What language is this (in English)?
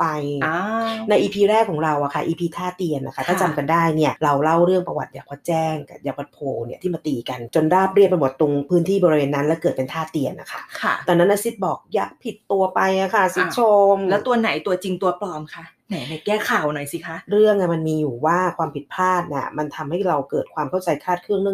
Thai